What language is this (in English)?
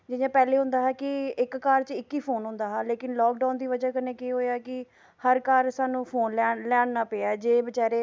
Dogri